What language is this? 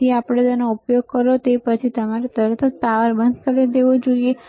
Gujarati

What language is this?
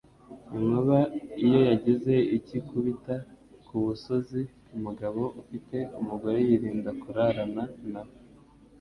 Kinyarwanda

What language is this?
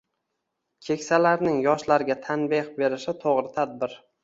Uzbek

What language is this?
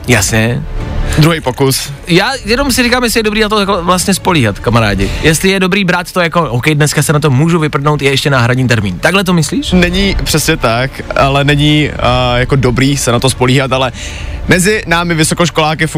Czech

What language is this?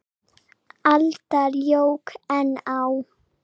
Icelandic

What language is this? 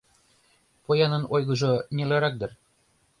Mari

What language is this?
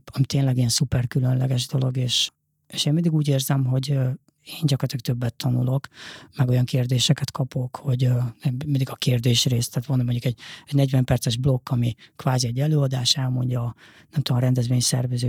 Hungarian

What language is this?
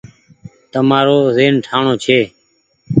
Goaria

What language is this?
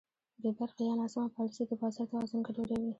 Pashto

